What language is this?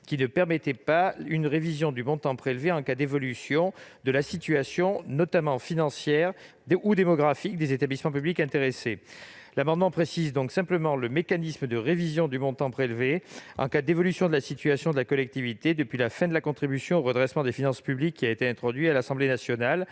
French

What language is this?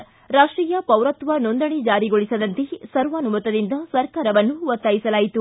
Kannada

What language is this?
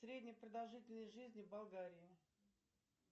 Russian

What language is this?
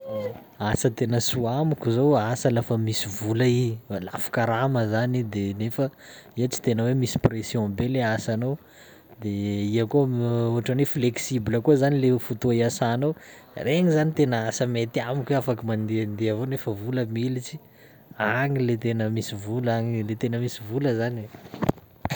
Sakalava Malagasy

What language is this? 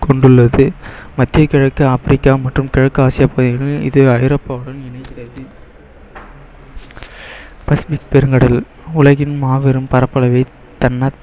Tamil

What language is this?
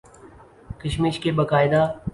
Urdu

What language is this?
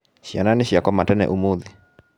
Kikuyu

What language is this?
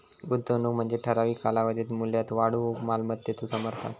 Marathi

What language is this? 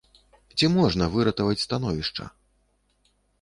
Belarusian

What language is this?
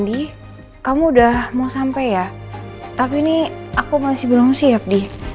Indonesian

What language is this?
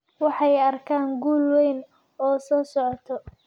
Somali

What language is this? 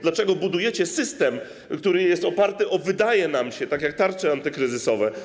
Polish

